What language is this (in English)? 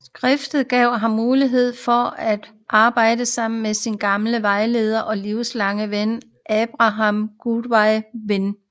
Danish